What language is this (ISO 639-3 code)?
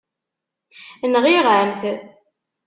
kab